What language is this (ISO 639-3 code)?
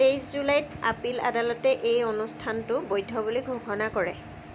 asm